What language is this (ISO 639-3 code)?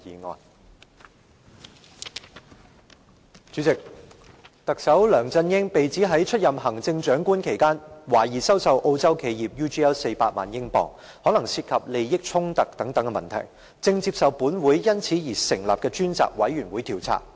yue